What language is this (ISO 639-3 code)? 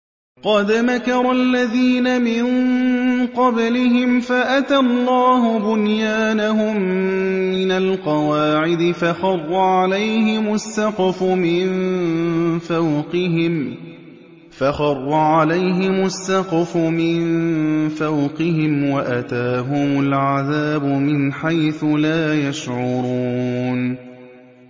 ara